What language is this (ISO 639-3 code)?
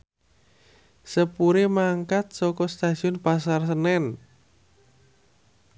jav